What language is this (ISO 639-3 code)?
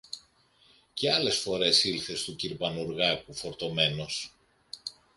ell